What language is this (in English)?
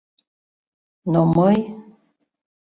Mari